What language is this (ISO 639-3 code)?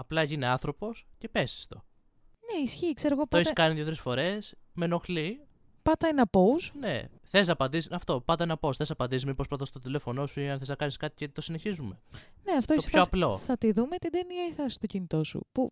ell